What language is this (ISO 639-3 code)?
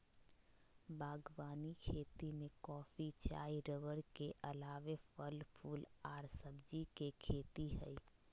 mag